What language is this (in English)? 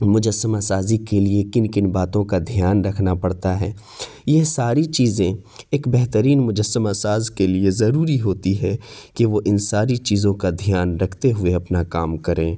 Urdu